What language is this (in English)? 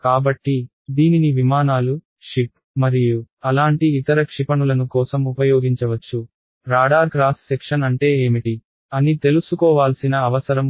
Telugu